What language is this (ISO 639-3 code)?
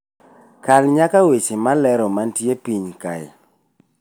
luo